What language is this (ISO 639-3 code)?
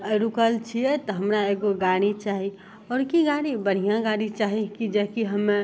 mai